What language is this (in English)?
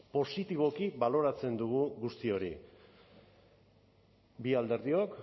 Basque